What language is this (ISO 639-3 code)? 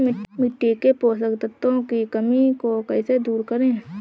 hin